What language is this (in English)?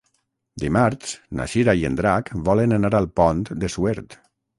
Catalan